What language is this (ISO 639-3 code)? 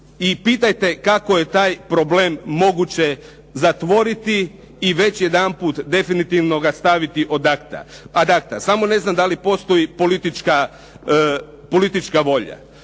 hrv